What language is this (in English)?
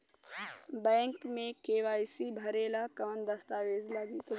Bhojpuri